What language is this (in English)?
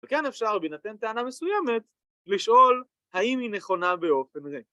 Hebrew